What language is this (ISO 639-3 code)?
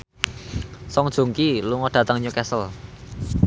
jav